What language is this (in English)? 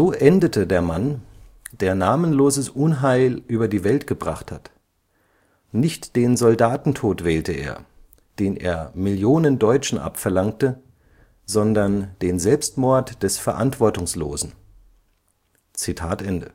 German